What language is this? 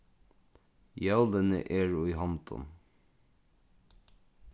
Faroese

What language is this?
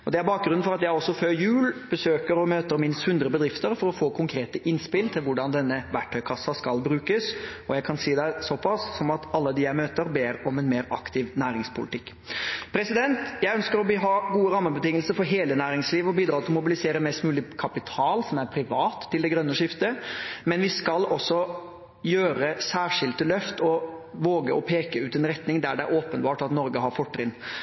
Norwegian Bokmål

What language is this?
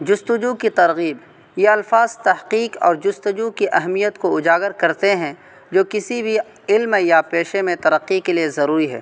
Urdu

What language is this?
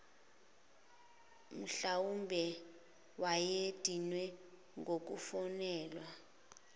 Zulu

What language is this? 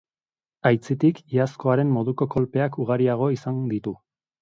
Basque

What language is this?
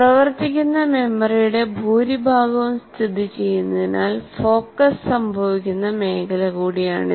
Malayalam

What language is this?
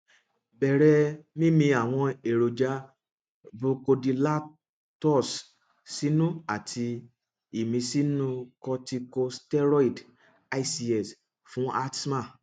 Yoruba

